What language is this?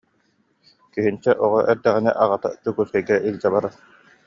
Yakut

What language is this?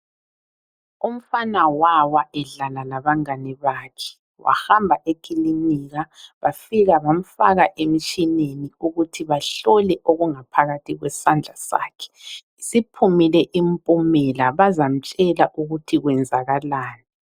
North Ndebele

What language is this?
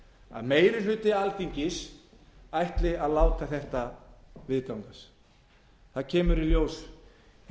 Icelandic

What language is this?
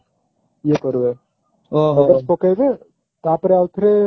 Odia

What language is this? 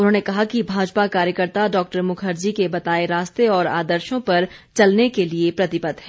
Hindi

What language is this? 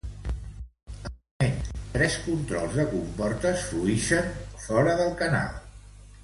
Catalan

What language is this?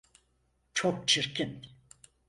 Turkish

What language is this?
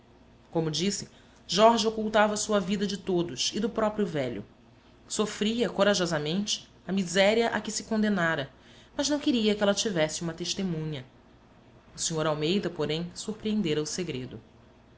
Portuguese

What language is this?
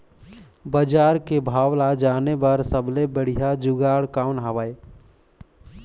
Chhattisgarhi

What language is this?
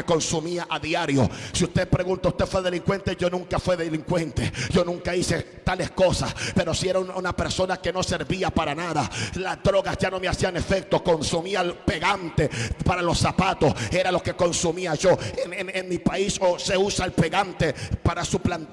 Spanish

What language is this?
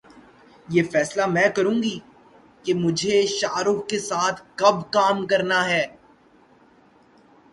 Urdu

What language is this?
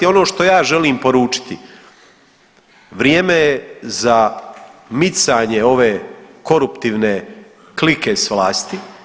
Croatian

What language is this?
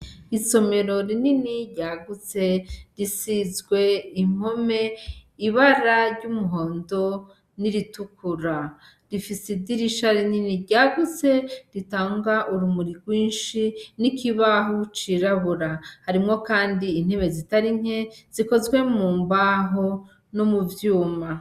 Rundi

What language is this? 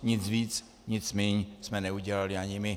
Czech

